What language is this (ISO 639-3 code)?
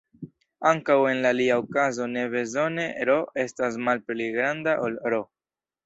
epo